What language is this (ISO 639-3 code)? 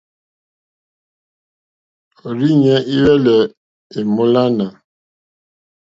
bri